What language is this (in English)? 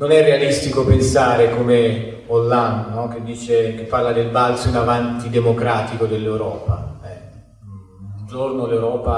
Italian